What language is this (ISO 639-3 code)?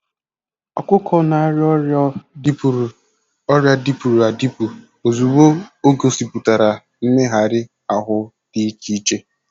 ibo